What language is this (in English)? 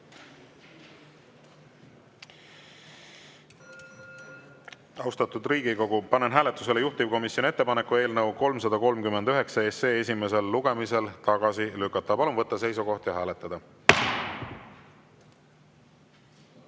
Estonian